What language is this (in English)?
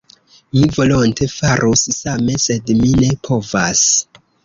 Esperanto